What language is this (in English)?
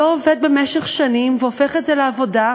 Hebrew